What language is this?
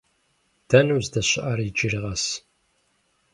Kabardian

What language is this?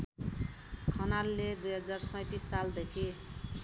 Nepali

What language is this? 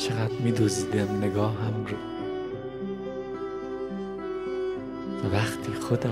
Persian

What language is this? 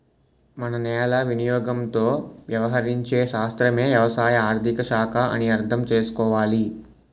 Telugu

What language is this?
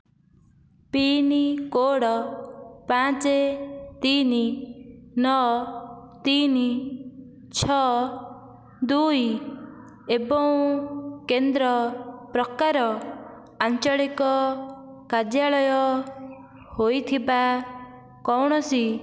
Odia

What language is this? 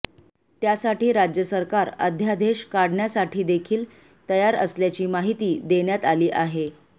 Marathi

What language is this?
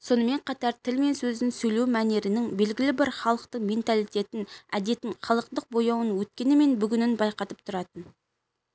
Kazakh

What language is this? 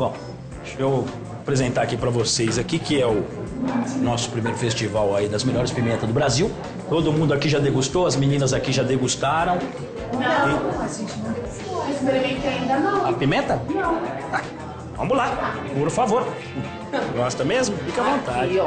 Portuguese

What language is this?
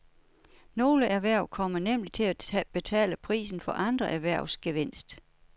Danish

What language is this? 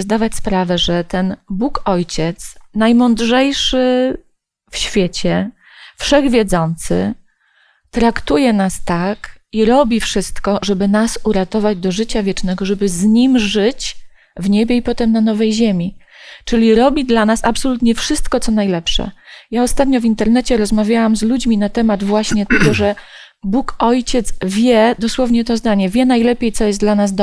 Polish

